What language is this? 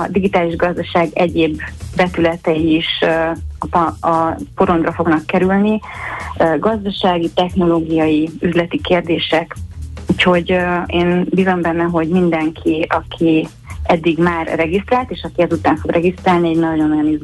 Hungarian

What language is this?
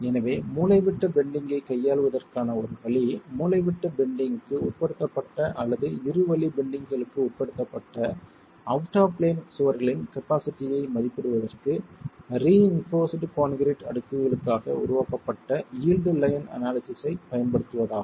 Tamil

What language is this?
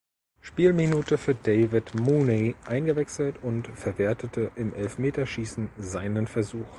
German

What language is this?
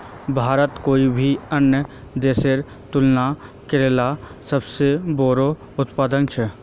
Magahi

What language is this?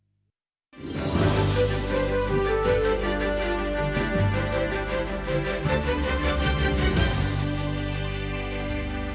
Ukrainian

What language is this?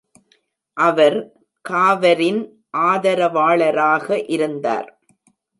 Tamil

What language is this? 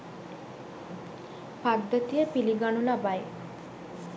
Sinhala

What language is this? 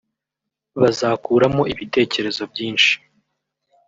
Kinyarwanda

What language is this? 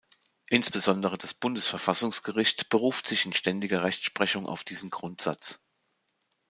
German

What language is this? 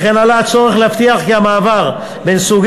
Hebrew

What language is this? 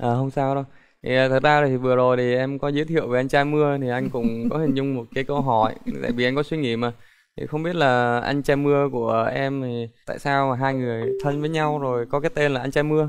Vietnamese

